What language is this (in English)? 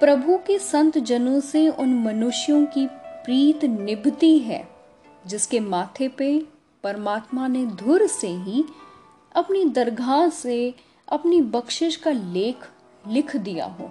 Hindi